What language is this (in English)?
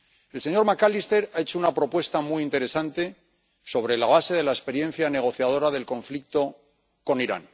Spanish